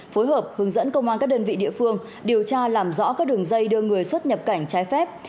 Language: Vietnamese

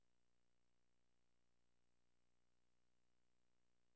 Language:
Danish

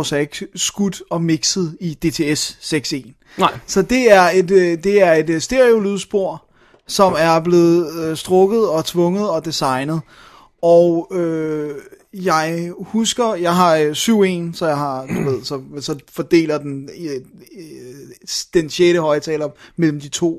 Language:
Danish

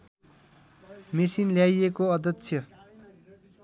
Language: Nepali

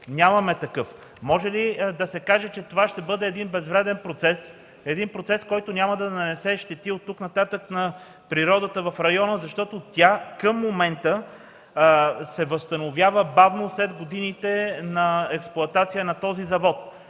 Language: Bulgarian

